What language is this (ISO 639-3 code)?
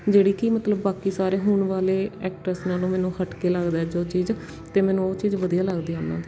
pan